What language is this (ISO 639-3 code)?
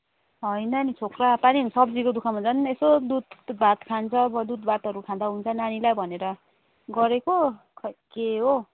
nep